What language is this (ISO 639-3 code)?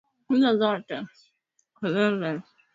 swa